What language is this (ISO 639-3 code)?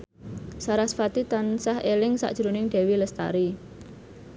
jav